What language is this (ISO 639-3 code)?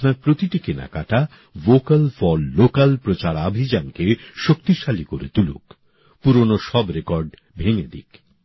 ben